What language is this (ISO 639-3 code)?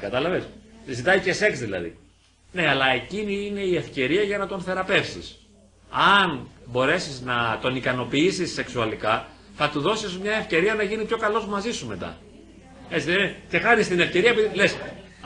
ell